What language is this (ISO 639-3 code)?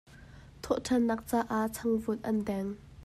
cnh